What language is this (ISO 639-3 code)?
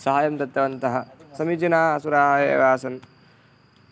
san